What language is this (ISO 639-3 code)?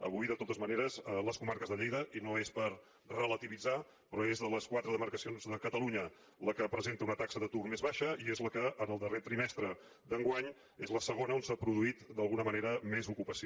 cat